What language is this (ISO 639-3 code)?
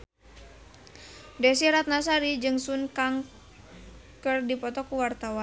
sun